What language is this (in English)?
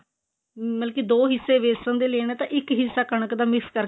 Punjabi